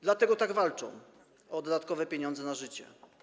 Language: Polish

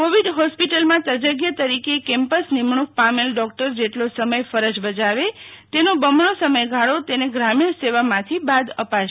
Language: Gujarati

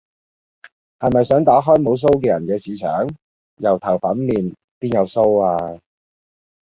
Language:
Cantonese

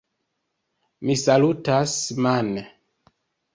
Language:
Esperanto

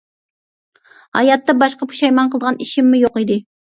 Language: Uyghur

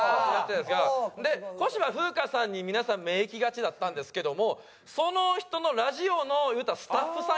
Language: Japanese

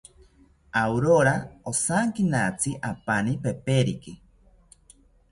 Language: South Ucayali Ashéninka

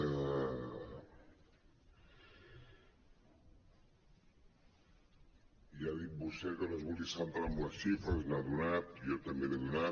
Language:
Catalan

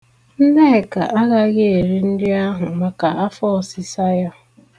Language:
Igbo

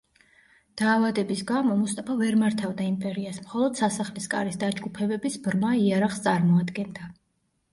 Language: Georgian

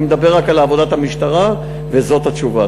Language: Hebrew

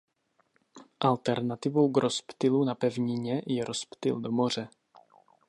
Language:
Czech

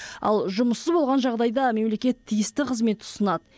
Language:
Kazakh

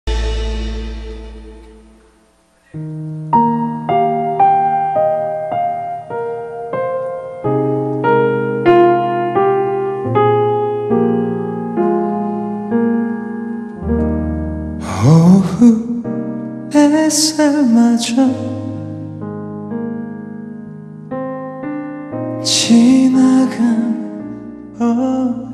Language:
Korean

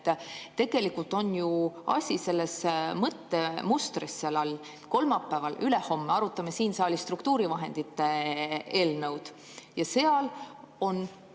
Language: Estonian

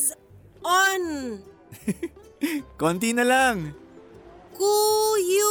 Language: Filipino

